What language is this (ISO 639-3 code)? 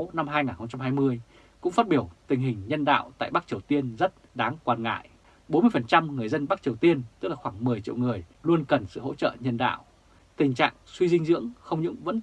vie